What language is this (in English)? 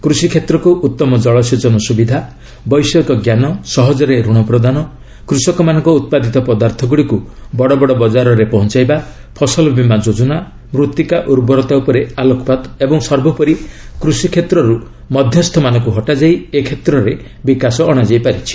Odia